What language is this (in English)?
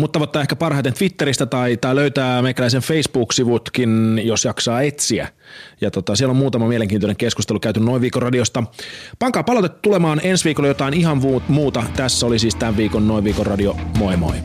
Finnish